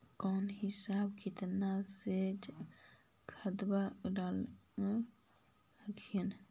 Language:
Magahi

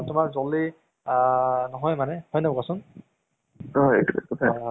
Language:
Assamese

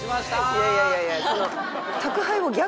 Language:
Japanese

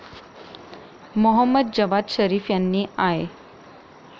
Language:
Marathi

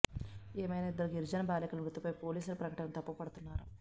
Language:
Telugu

